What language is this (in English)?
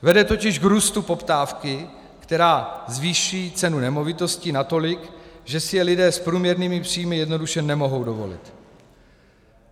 Czech